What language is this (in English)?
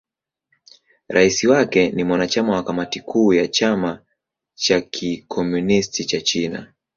Swahili